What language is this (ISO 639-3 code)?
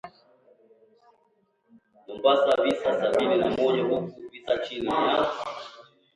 swa